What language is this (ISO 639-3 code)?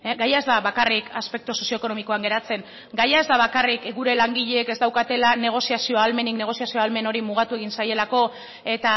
eus